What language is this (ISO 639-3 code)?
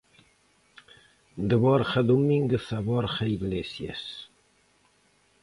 glg